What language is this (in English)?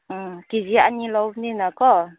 Manipuri